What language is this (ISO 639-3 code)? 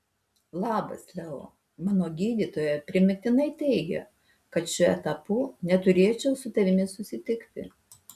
lit